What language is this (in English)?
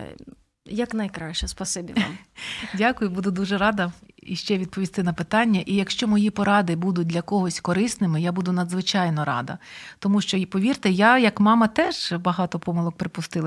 Ukrainian